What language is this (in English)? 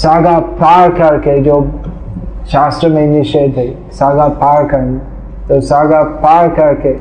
Hindi